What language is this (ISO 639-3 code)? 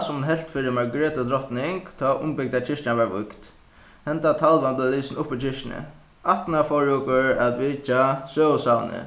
fao